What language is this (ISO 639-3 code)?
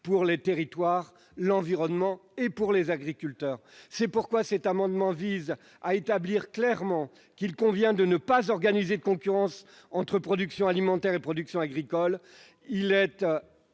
fra